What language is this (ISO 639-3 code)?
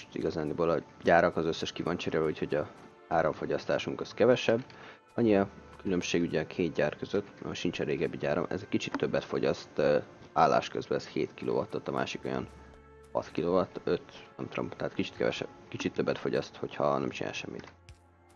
hun